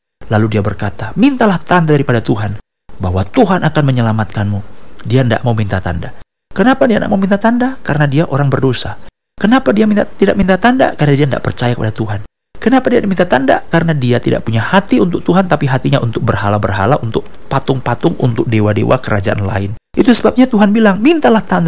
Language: Indonesian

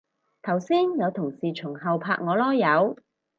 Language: Cantonese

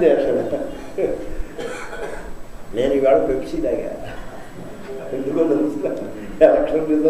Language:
Greek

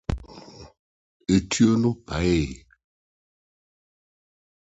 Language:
Akan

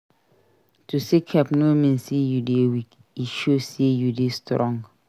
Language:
Nigerian Pidgin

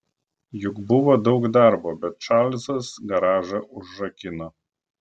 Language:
Lithuanian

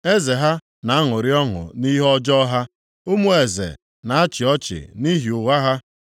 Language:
Igbo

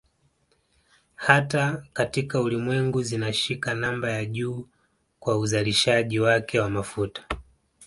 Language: Swahili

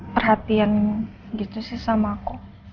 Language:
Indonesian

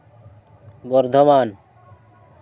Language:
Santali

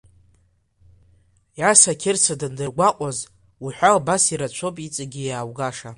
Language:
Abkhazian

